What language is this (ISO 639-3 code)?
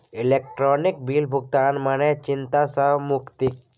mai